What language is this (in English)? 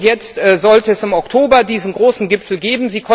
German